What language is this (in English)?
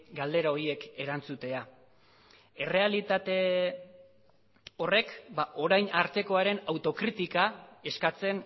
Basque